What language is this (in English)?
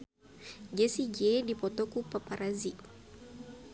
Sundanese